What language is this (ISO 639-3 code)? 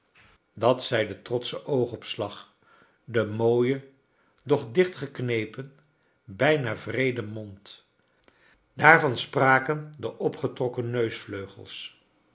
nld